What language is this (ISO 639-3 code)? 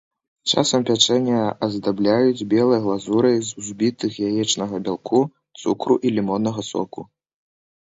bel